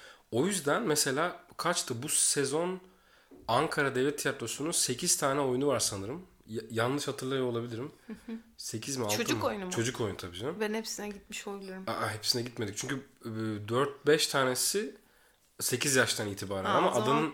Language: Turkish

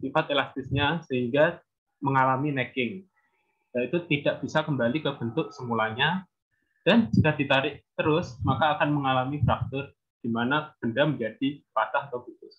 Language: Indonesian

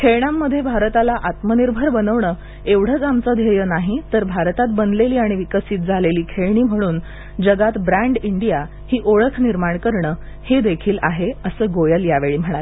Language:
Marathi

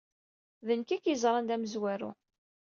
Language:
Kabyle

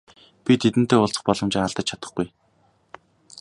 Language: Mongolian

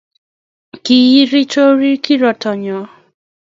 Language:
Kalenjin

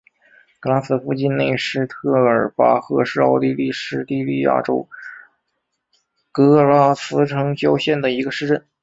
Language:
Chinese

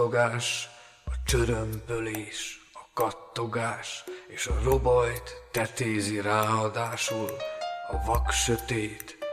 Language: Hungarian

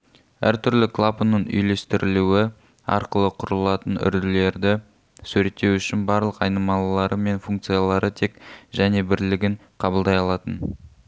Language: Kazakh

